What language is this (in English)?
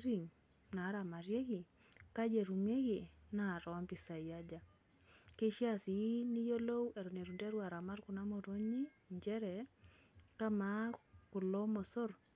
Masai